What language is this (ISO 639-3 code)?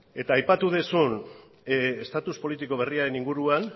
eus